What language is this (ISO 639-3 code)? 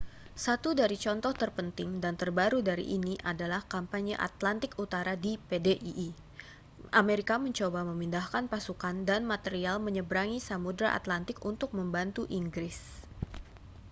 ind